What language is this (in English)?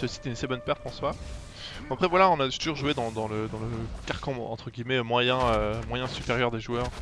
French